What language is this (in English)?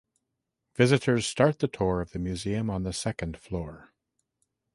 English